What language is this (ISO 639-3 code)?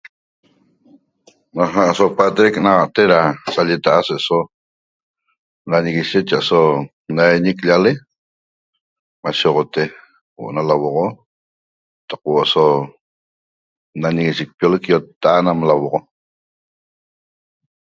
tob